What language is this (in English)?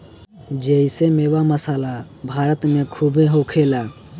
Bhojpuri